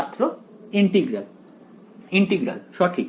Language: Bangla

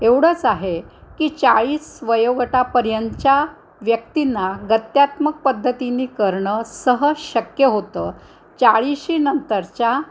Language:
Marathi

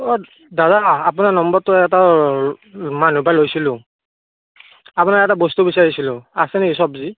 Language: Assamese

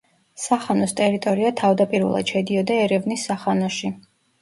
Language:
Georgian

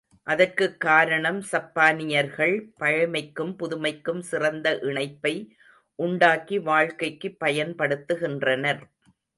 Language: Tamil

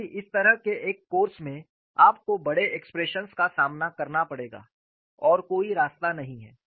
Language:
Hindi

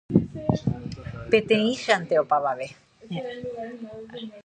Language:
Guarani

